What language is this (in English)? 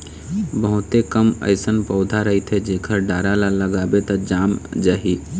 Chhattisgarhi